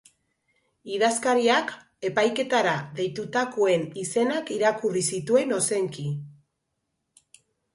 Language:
Basque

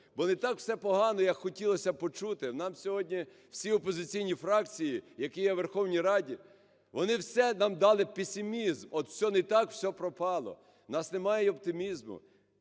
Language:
Ukrainian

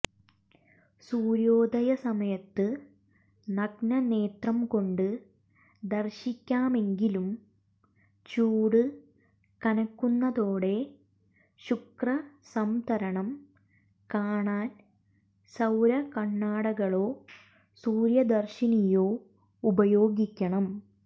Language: Malayalam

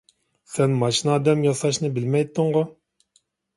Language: Uyghur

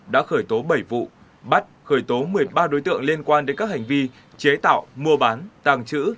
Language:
Vietnamese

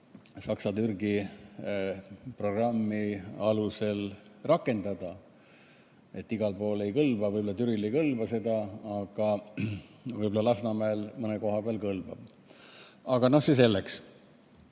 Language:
Estonian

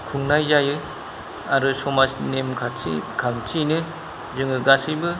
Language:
Bodo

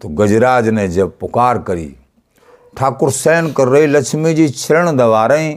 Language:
Hindi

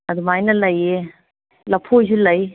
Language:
Manipuri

